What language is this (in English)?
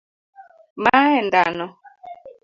Luo (Kenya and Tanzania)